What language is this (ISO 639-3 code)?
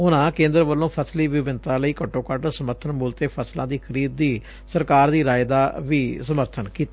pan